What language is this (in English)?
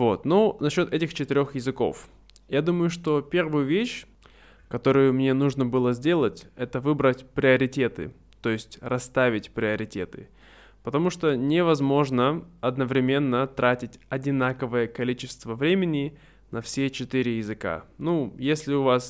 Russian